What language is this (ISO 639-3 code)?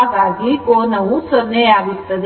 kan